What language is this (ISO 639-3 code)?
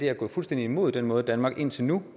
dan